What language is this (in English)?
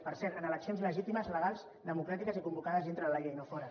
Catalan